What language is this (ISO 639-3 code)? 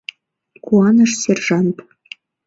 chm